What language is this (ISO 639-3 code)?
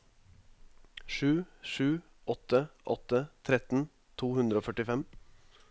nor